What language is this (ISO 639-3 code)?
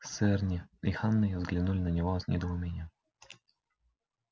rus